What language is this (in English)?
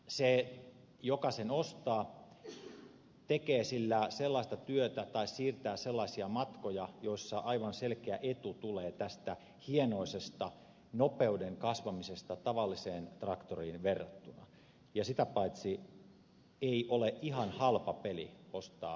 Finnish